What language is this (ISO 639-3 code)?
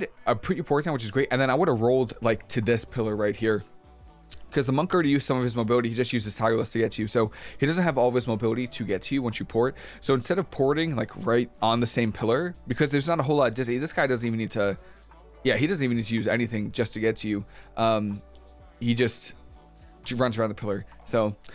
eng